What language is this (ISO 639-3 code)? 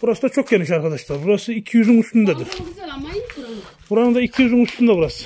tur